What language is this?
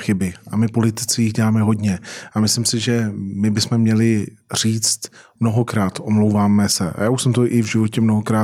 Czech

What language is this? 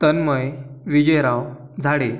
Marathi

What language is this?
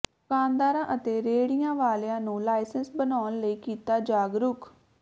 Punjabi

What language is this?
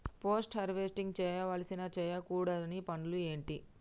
Telugu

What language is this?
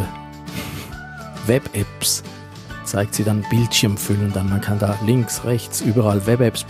German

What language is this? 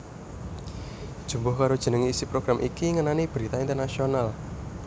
Javanese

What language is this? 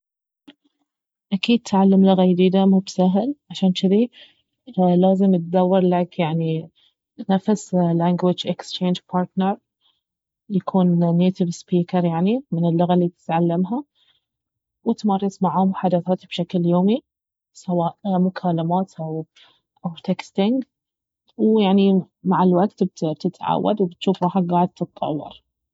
Baharna Arabic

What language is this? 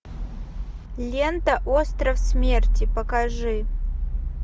Russian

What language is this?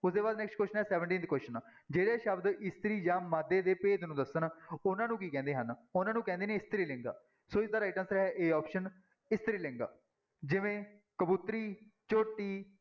Punjabi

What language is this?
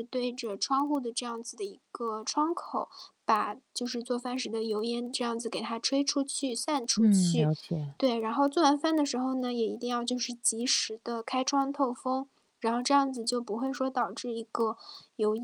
Chinese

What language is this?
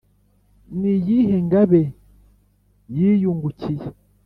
Kinyarwanda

